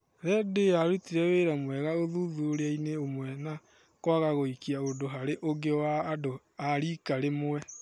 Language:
Kikuyu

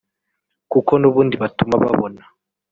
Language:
Kinyarwanda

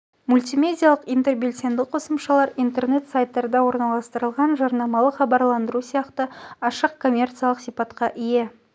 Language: Kazakh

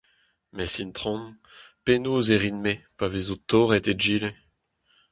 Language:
Breton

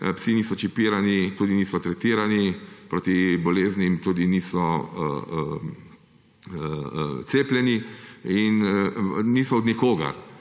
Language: Slovenian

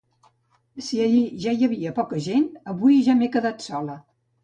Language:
Catalan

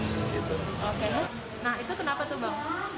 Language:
Indonesian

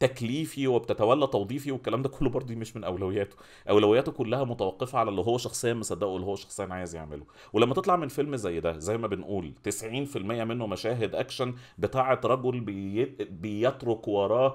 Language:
Arabic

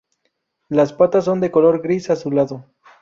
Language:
Spanish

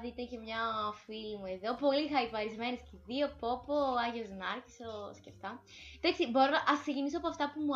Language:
Greek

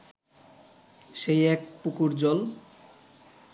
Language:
Bangla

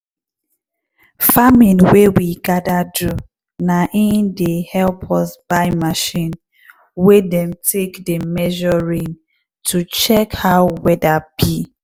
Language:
Nigerian Pidgin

